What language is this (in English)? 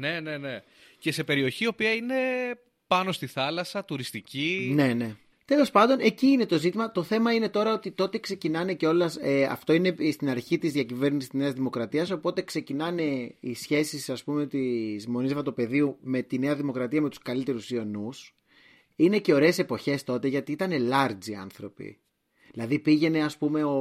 Greek